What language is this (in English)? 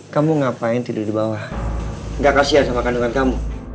Indonesian